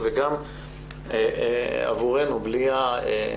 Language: Hebrew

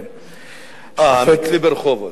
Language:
Hebrew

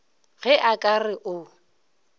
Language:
Northern Sotho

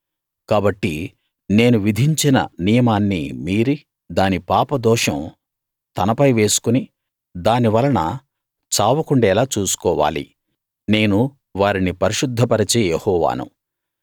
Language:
Telugu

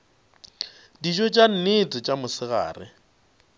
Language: Northern Sotho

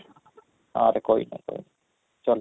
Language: Odia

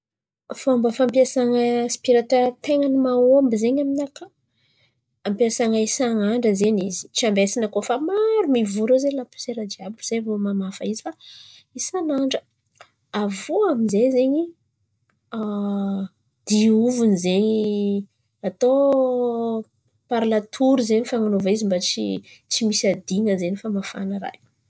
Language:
Antankarana Malagasy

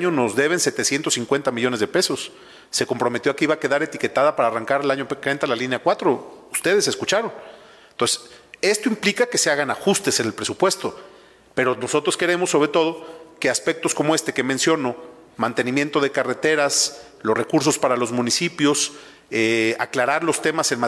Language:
Spanish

